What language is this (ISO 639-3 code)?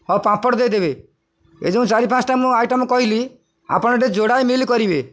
ori